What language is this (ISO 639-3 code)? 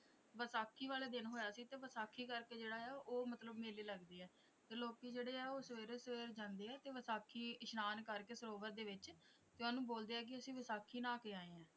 pan